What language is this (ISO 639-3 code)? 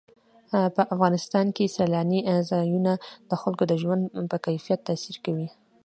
pus